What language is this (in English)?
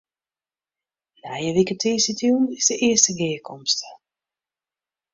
Western Frisian